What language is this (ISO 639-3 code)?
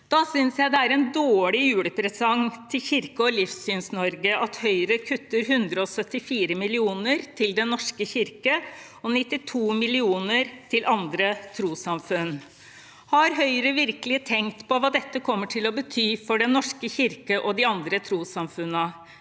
nor